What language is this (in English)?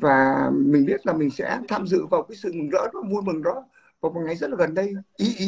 Vietnamese